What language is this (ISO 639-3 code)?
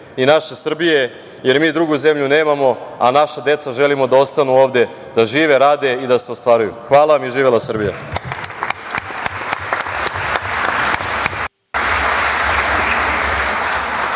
srp